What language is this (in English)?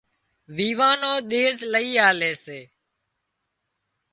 Wadiyara Koli